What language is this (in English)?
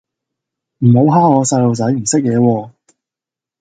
Cantonese